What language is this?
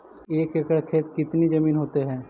Magahi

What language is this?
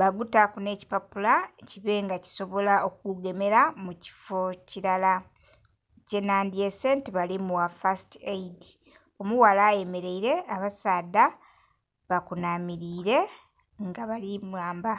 Soga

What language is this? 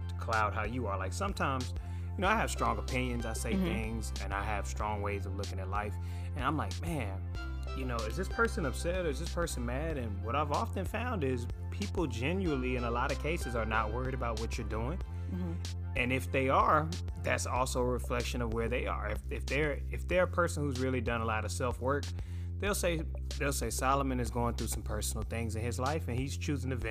English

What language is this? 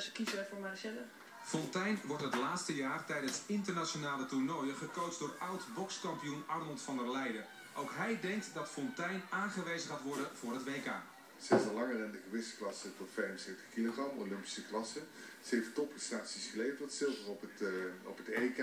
Dutch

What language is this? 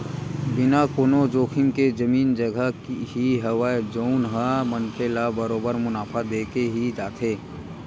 Chhattisgarhi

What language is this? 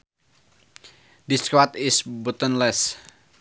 Sundanese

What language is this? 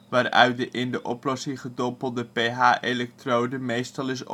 Dutch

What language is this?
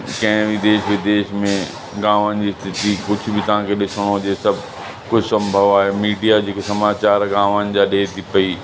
Sindhi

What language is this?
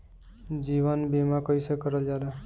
Bhojpuri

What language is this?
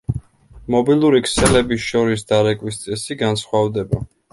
Georgian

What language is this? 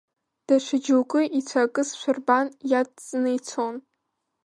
Abkhazian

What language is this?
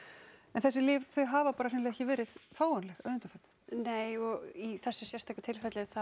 Icelandic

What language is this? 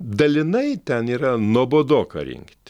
Lithuanian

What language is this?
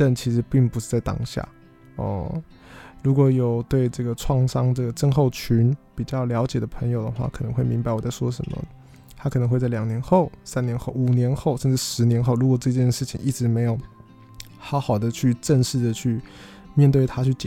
Chinese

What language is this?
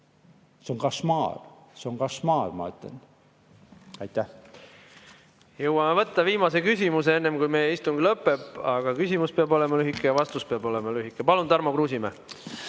Estonian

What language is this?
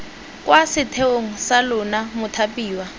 Tswana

